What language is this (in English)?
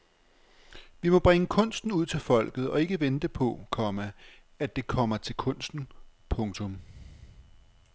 Danish